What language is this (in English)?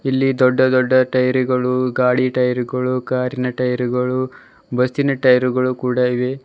Kannada